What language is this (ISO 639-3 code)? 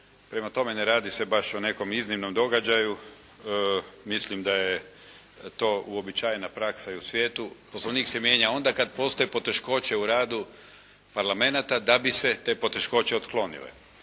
hrv